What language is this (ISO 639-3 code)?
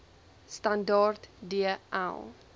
afr